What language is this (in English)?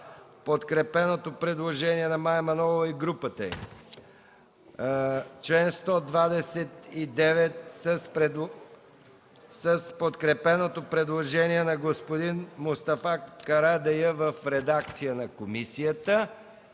Bulgarian